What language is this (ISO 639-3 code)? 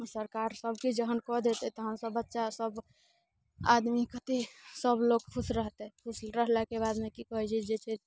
mai